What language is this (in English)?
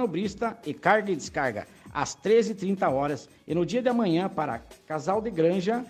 Portuguese